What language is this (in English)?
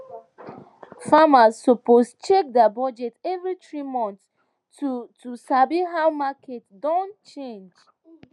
Nigerian Pidgin